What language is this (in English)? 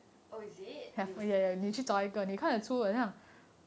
English